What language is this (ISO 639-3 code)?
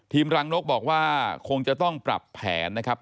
tha